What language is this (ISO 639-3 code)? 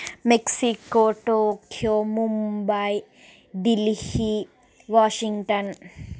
tel